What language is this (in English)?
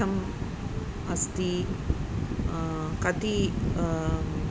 Sanskrit